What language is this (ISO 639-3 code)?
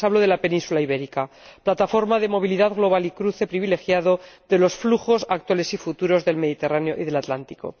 spa